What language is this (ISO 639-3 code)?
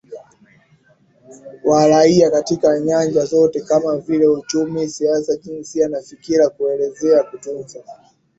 swa